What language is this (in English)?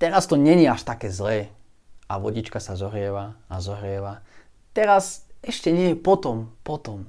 Slovak